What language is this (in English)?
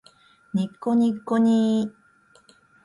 Japanese